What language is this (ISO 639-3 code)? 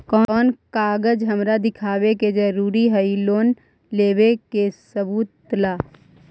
mag